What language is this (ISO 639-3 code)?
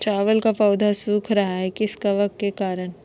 mag